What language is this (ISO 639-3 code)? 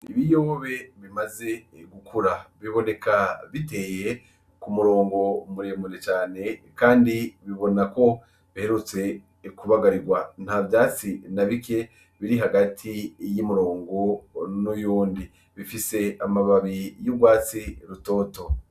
run